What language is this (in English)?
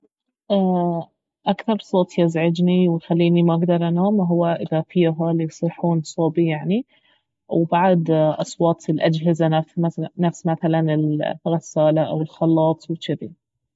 Baharna Arabic